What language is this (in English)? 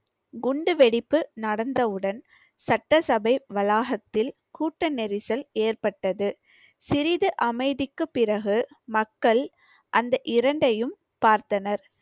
Tamil